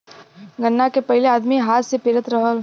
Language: Bhojpuri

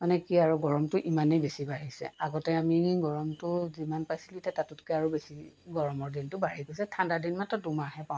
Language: Assamese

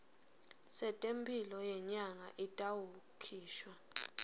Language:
Swati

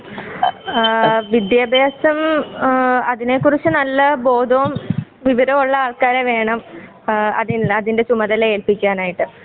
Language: Malayalam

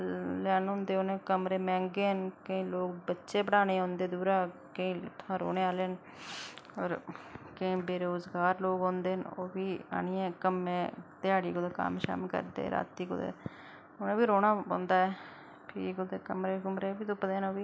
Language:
Dogri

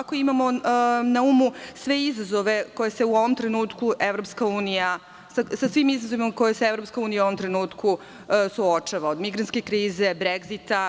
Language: Serbian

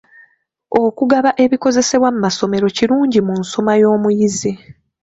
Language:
Ganda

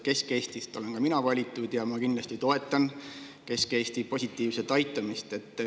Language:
Estonian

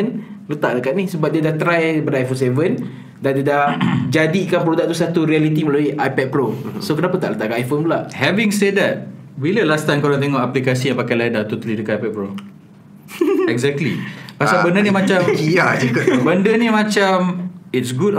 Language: Malay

